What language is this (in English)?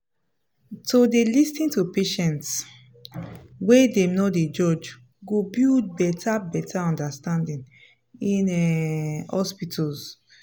Nigerian Pidgin